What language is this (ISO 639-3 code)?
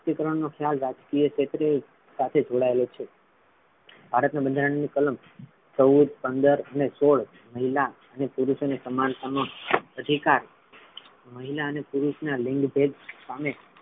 guj